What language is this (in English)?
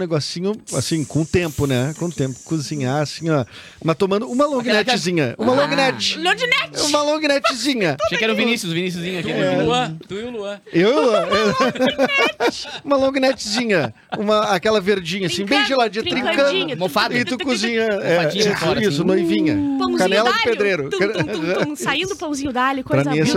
Portuguese